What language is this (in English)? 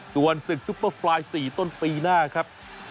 Thai